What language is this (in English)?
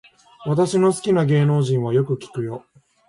Japanese